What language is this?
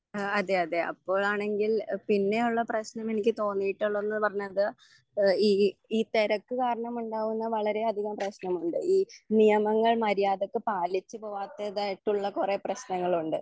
Malayalam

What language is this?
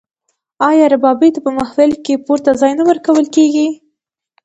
Pashto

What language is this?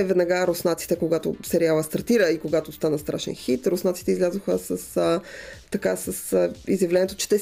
Bulgarian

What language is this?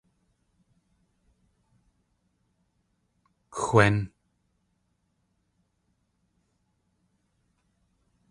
Tlingit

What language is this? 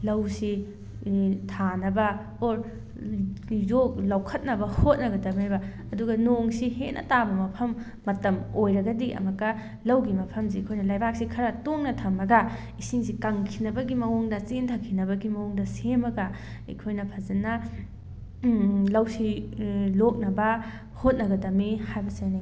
Manipuri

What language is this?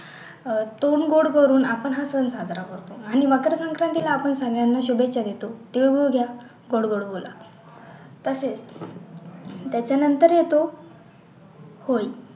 Marathi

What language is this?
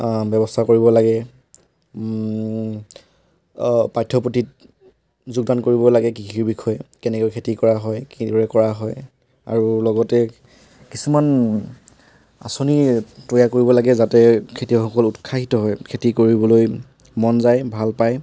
Assamese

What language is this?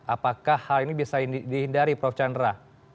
Indonesian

